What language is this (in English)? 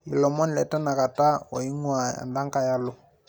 Masai